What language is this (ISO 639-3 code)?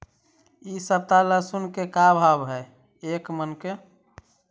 mag